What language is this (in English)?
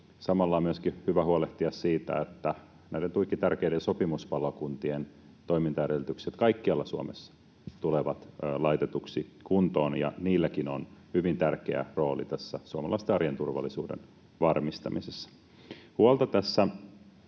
Finnish